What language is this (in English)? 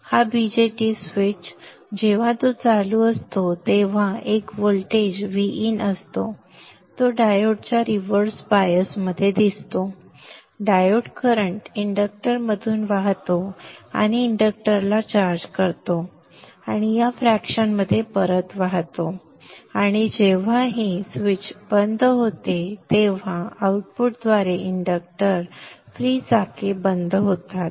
Marathi